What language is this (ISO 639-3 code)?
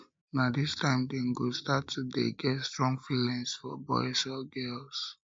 pcm